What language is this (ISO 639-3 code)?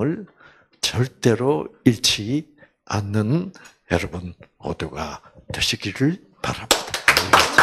kor